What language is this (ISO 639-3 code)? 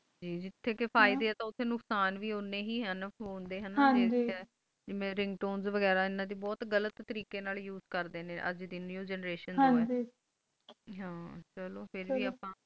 pan